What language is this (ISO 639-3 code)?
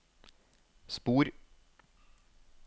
nor